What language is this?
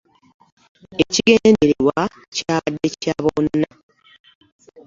Ganda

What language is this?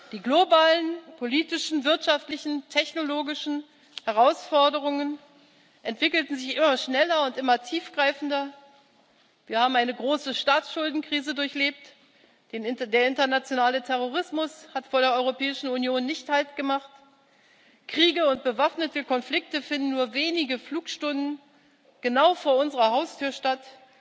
German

